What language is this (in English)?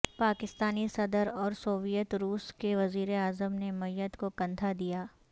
Urdu